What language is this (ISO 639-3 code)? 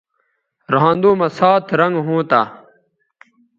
btv